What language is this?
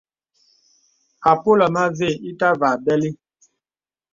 Bebele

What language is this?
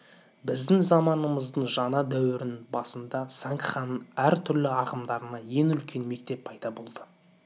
Kazakh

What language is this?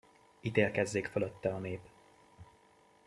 Hungarian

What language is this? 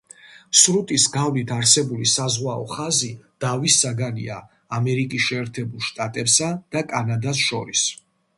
Georgian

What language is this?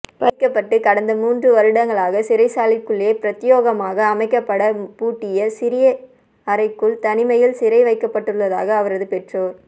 Tamil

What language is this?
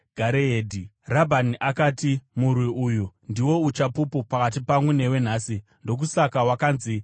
Shona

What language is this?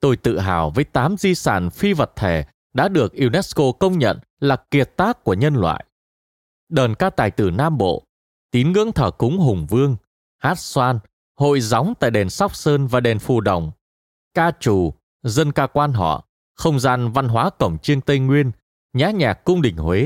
Vietnamese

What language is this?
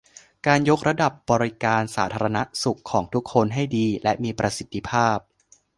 Thai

